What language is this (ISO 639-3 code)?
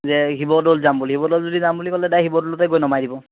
asm